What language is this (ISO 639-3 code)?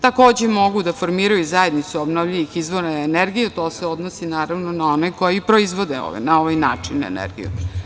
srp